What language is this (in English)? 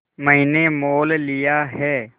Hindi